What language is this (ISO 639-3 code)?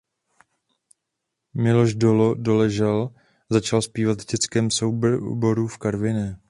ces